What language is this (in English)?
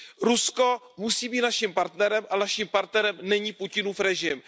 Czech